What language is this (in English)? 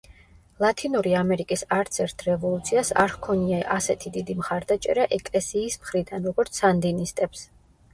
Georgian